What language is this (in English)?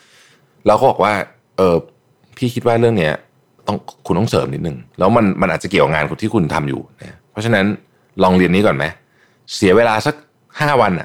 Thai